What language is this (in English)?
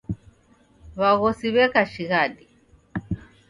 Taita